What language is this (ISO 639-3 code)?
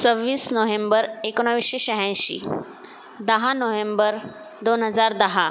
mar